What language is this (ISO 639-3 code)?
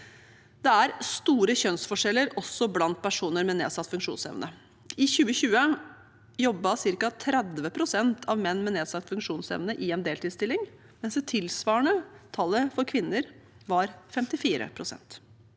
nor